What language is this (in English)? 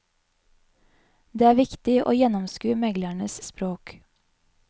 Norwegian